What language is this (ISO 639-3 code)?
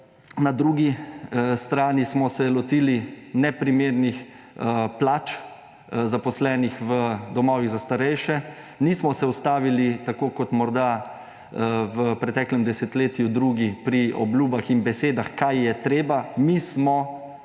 slv